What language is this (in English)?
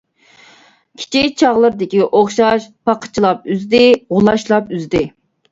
Uyghur